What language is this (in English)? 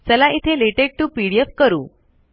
Marathi